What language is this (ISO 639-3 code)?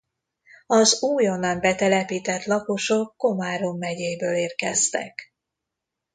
hun